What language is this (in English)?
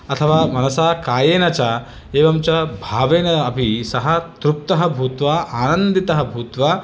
Sanskrit